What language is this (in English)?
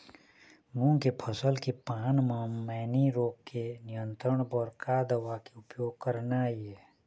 Chhattisgarhi